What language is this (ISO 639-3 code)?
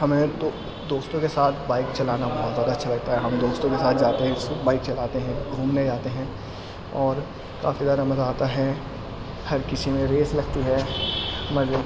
urd